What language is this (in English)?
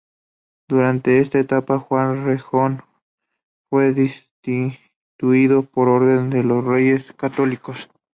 Spanish